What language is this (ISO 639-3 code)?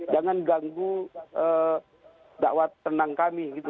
ind